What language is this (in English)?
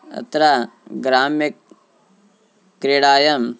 Sanskrit